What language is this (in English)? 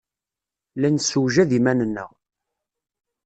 Kabyle